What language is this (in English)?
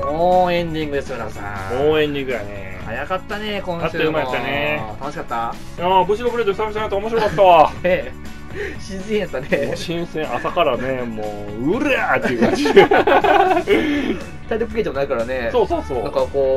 Japanese